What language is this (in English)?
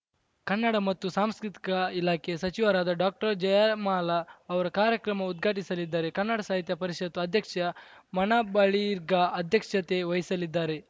Kannada